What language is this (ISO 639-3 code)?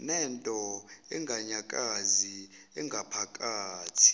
zul